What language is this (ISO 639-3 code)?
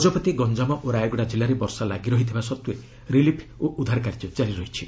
ori